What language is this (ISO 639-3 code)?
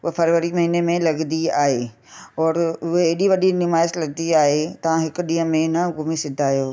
snd